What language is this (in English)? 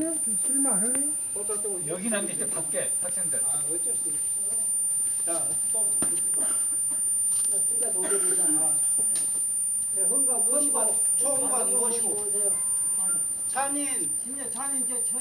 Korean